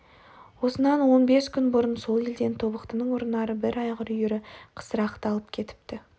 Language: Kazakh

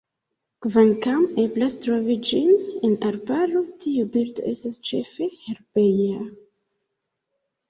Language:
Esperanto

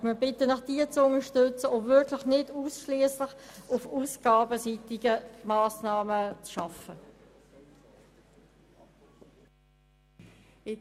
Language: Swiss German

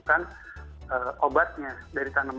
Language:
Indonesian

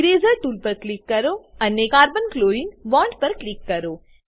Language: Gujarati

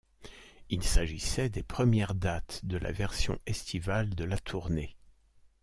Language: French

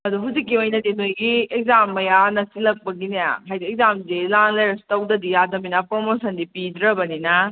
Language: Manipuri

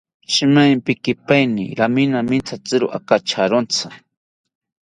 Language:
South Ucayali Ashéninka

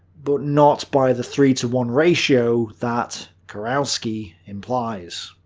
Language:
English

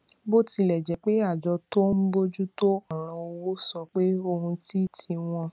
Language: Yoruba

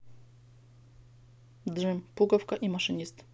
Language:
Russian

